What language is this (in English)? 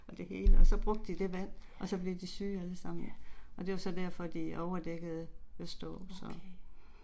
Danish